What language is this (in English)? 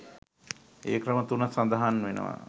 Sinhala